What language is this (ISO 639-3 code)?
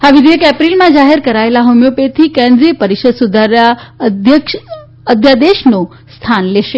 guj